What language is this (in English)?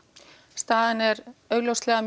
Icelandic